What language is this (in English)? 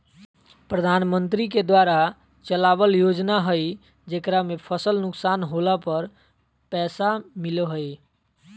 Magahi